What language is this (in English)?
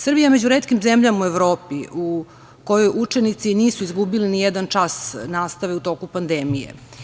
Serbian